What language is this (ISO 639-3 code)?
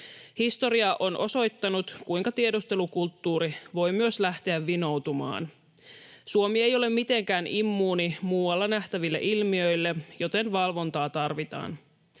fin